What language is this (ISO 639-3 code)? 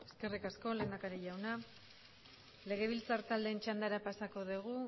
eus